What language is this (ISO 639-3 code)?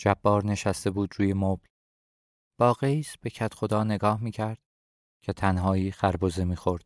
fas